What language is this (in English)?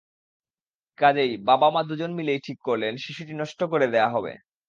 Bangla